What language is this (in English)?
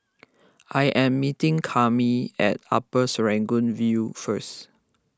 English